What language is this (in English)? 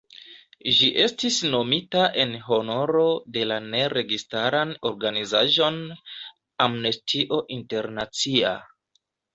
Esperanto